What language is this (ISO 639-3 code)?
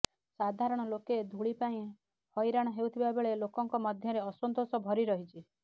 ori